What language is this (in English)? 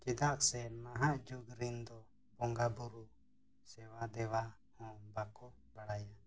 Santali